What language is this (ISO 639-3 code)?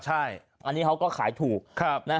tha